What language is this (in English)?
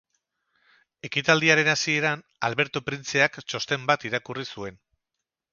Basque